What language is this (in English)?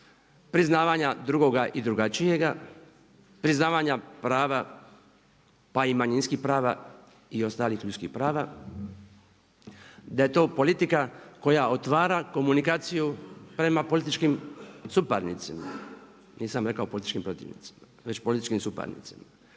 Croatian